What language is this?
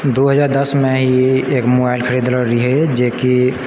Maithili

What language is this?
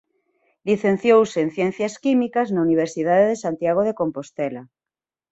Galician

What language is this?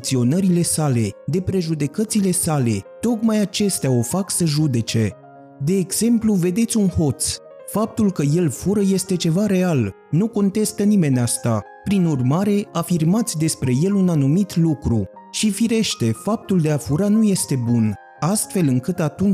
Romanian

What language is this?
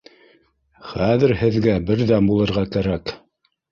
Bashkir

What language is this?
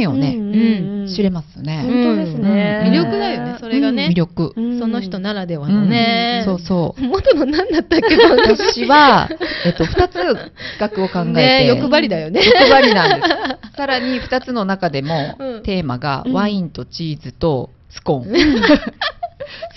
Japanese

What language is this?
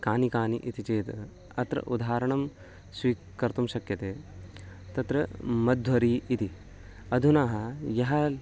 Sanskrit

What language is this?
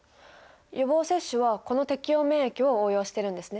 Japanese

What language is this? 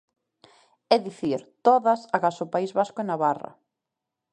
Galician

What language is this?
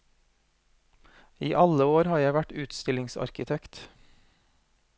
Norwegian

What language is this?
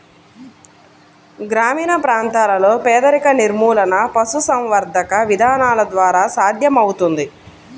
Telugu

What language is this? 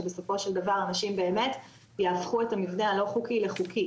Hebrew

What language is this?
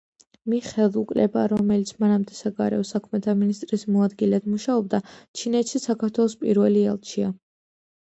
Georgian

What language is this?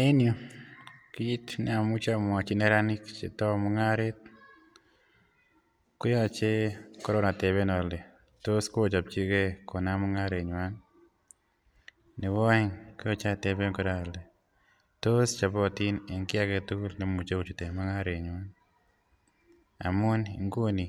Kalenjin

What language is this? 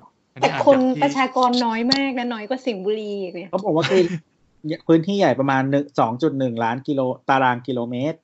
Thai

